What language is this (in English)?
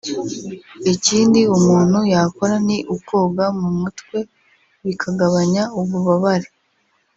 Kinyarwanda